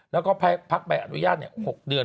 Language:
Thai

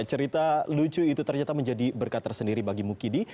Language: Indonesian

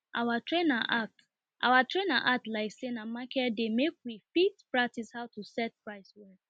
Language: Nigerian Pidgin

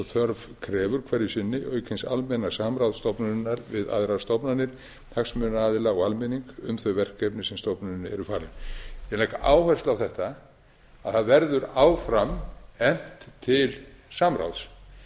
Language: Icelandic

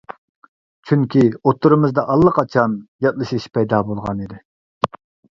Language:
Uyghur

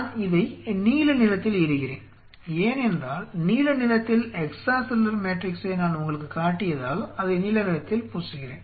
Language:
Tamil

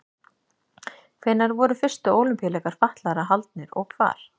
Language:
Icelandic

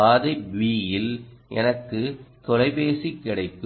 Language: Tamil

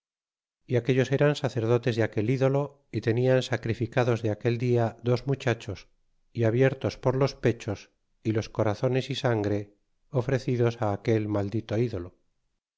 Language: Spanish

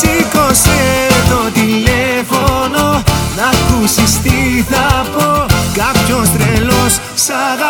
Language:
Greek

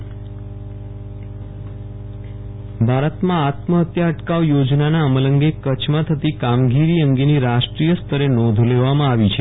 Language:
Gujarati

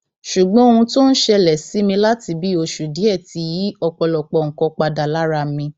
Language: Yoruba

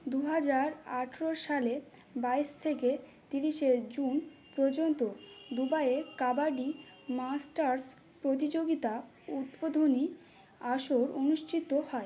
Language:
Bangla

